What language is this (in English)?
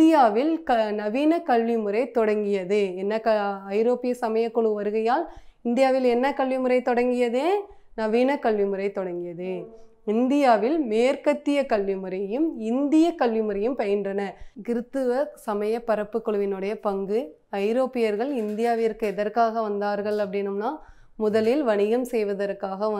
Dutch